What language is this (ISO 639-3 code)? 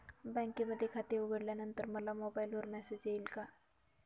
mar